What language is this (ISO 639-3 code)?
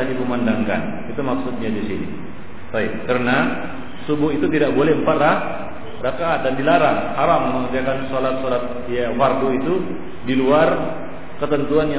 msa